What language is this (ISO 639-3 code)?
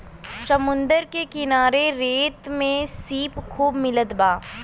bho